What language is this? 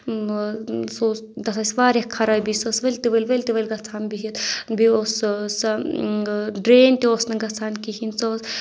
Kashmiri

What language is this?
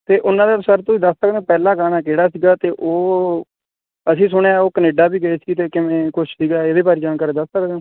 Punjabi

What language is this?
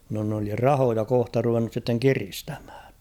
Finnish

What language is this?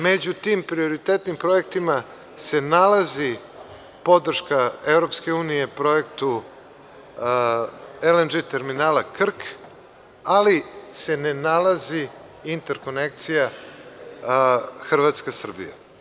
Serbian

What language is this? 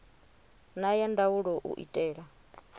Venda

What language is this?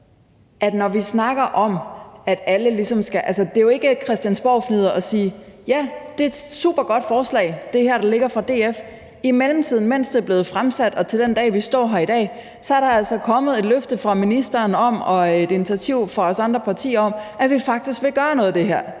Danish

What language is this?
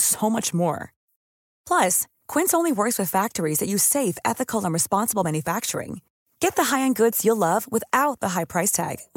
Dutch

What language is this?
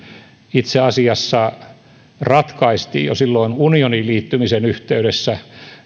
Finnish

